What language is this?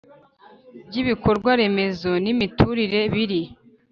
Kinyarwanda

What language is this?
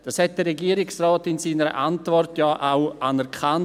Swiss German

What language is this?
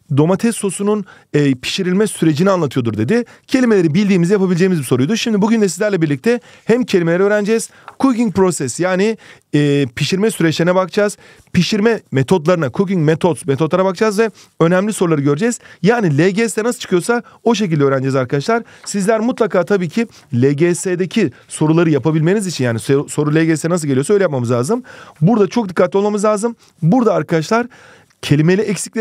Turkish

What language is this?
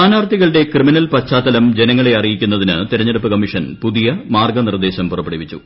Malayalam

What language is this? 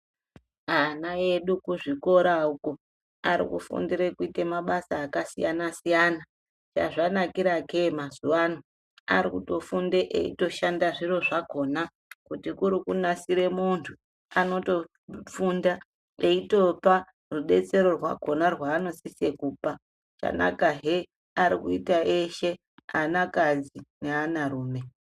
Ndau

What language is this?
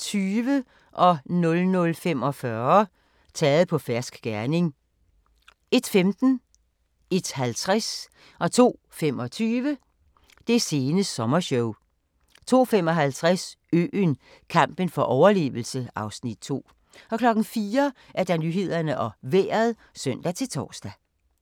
Danish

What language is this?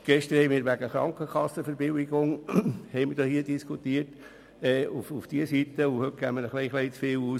Swiss German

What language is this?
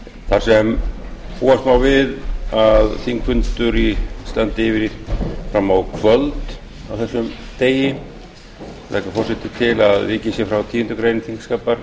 Icelandic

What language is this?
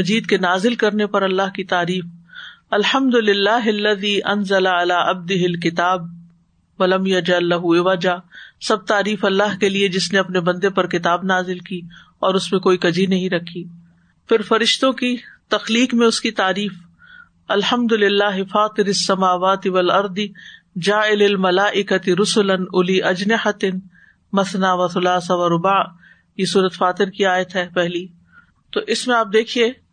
Urdu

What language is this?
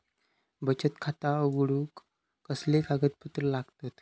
Marathi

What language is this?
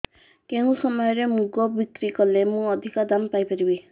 Odia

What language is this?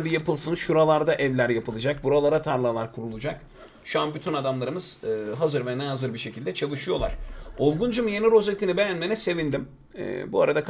Turkish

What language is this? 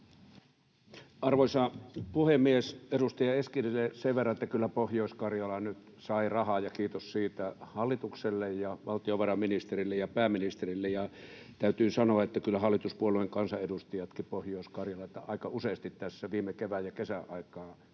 Finnish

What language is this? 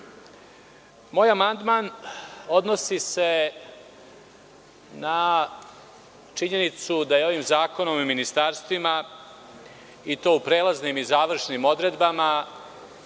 Serbian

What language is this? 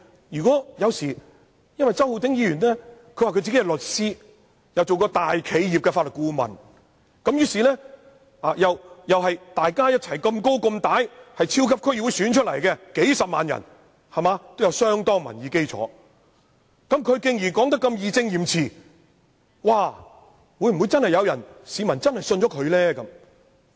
Cantonese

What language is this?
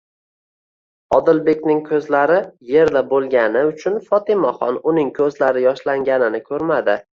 Uzbek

